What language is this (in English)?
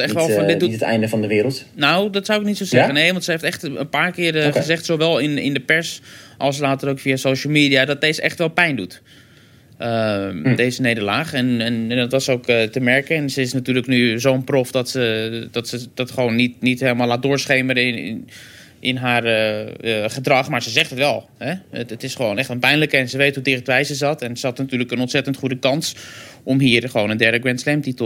Dutch